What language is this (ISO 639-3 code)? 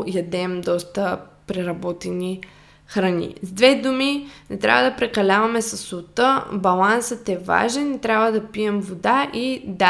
bul